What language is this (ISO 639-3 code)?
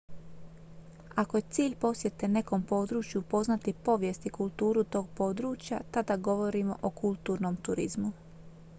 hrv